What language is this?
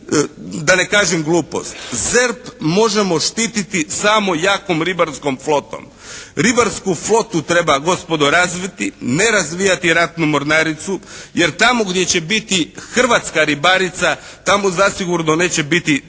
Croatian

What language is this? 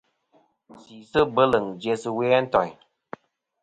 Kom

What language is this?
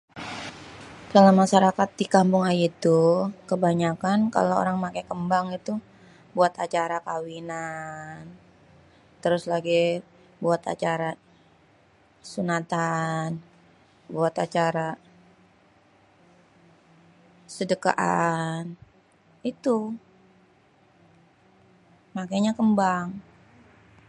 Betawi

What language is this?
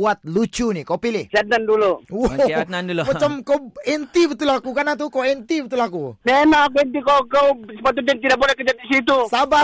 Malay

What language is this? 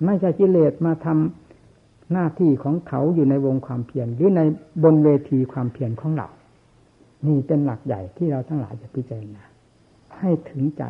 Thai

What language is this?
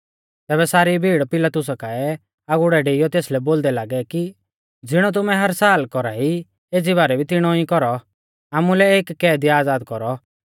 Mahasu Pahari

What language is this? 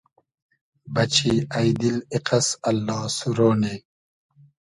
Hazaragi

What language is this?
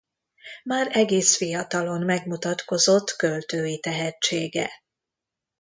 Hungarian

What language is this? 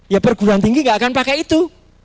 Indonesian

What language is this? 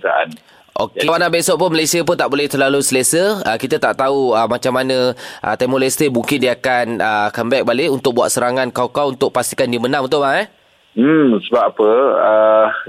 Malay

